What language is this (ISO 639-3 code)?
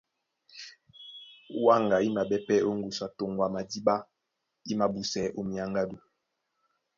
dua